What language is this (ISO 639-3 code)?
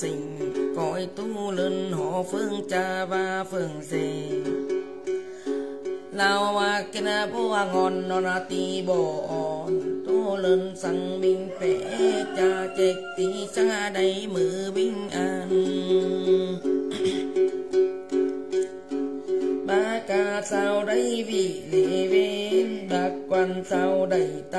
vie